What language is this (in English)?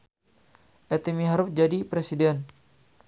Sundanese